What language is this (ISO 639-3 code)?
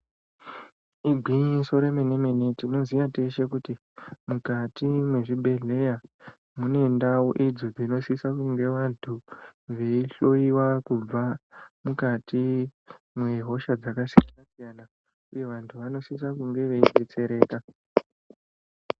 ndc